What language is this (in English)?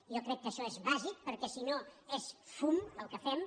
Catalan